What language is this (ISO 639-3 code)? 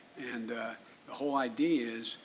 eng